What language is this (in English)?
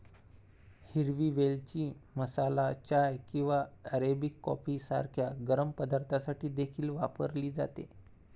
Marathi